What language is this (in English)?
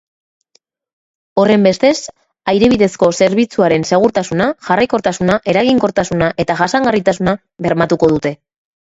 Basque